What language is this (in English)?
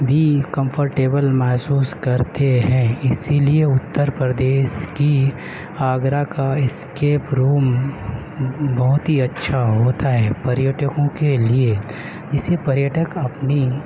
Urdu